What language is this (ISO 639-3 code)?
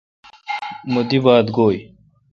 xka